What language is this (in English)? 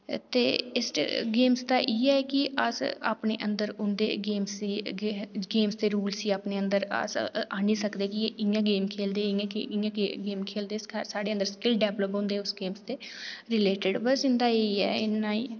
Dogri